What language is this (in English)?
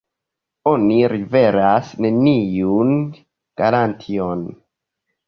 Esperanto